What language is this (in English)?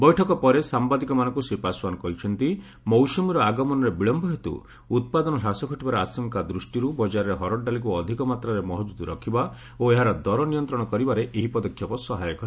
Odia